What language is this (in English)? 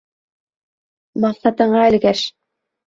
Bashkir